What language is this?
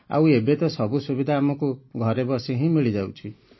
Odia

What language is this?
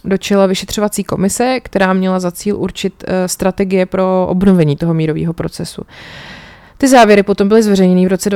Czech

